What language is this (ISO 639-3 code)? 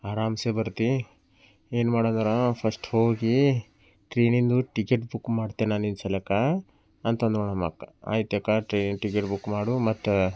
kan